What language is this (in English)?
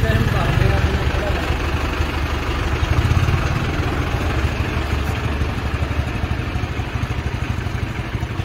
Arabic